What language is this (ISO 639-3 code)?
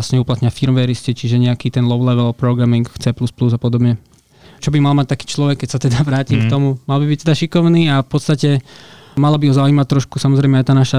slk